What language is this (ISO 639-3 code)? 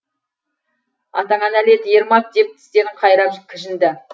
kaz